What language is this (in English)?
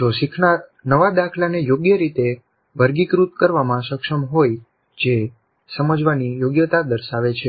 Gujarati